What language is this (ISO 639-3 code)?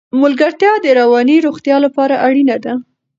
pus